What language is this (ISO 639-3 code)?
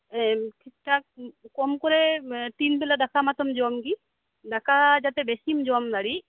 sat